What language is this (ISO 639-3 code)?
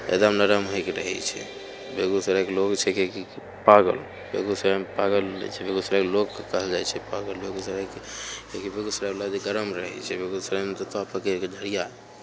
mai